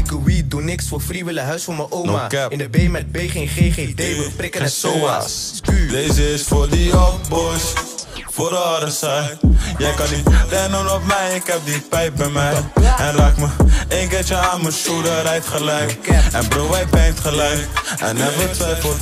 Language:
Dutch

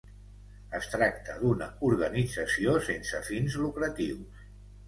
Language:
Catalan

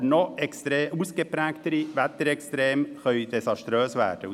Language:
Swiss German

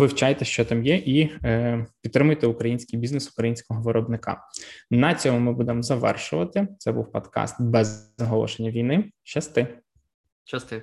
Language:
Ukrainian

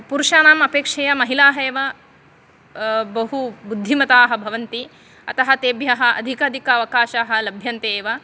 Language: Sanskrit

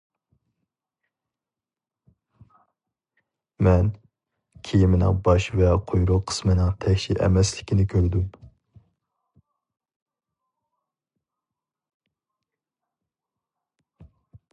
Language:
Uyghur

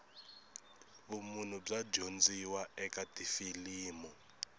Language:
Tsonga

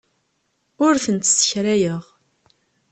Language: Kabyle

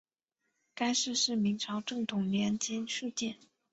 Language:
Chinese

